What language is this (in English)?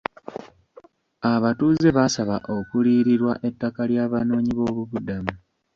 Ganda